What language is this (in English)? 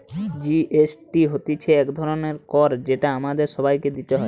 Bangla